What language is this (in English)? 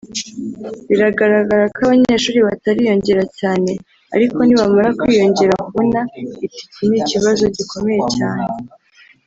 Kinyarwanda